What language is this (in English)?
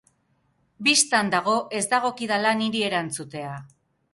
Basque